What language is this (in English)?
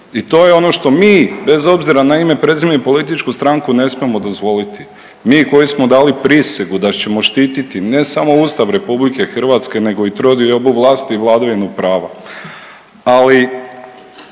Croatian